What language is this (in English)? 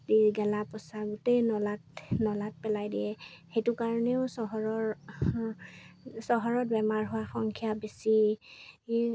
Assamese